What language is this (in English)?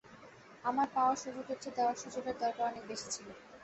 Bangla